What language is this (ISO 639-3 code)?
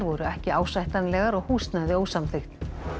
isl